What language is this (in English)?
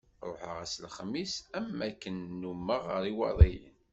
Kabyle